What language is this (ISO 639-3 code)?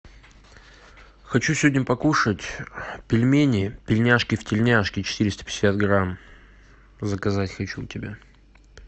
rus